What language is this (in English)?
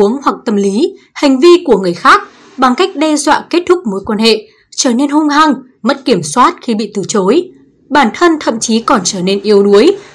Vietnamese